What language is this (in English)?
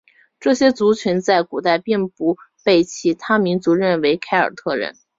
Chinese